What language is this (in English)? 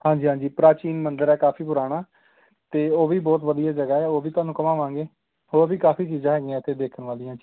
Punjabi